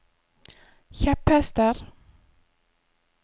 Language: Norwegian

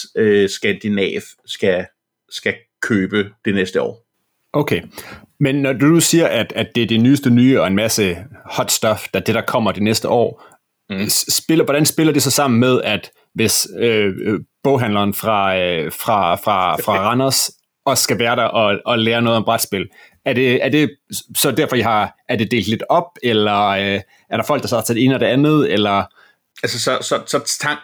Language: Danish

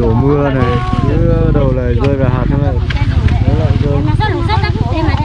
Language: Vietnamese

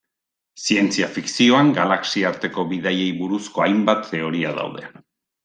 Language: Basque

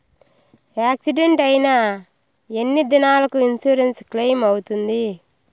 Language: Telugu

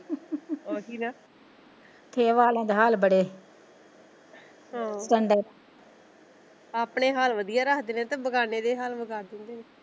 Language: Punjabi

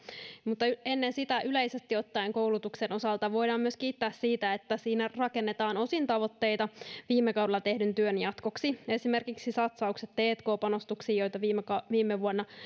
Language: Finnish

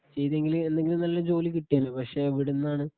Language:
Malayalam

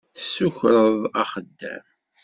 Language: Kabyle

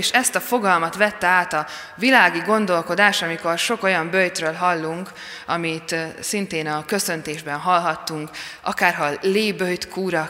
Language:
Hungarian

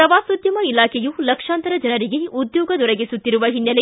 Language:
Kannada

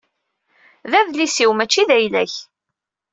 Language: Kabyle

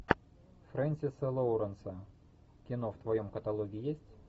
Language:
Russian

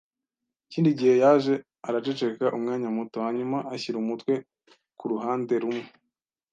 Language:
Kinyarwanda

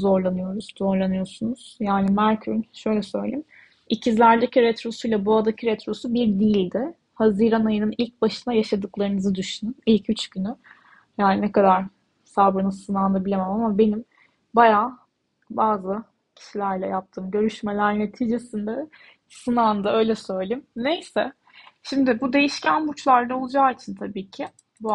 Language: Turkish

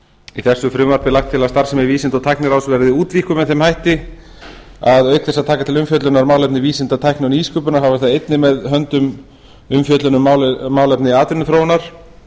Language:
Icelandic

